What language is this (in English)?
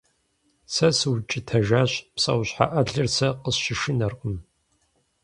Kabardian